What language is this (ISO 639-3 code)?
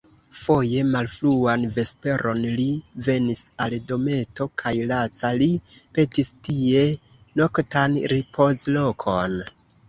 epo